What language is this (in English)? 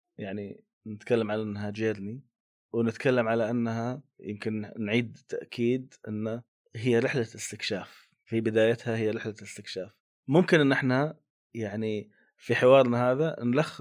Arabic